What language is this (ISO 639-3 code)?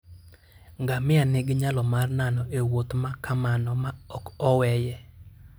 luo